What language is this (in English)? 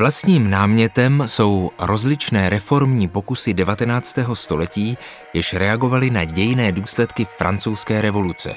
Czech